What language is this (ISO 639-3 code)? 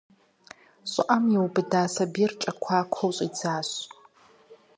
kbd